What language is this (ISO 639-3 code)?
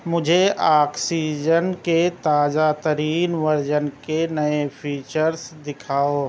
urd